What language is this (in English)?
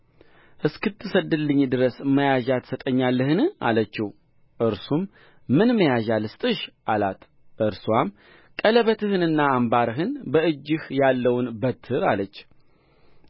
Amharic